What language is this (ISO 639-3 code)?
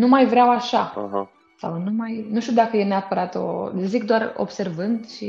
ron